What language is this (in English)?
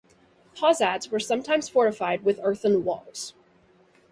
English